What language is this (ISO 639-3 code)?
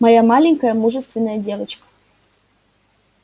rus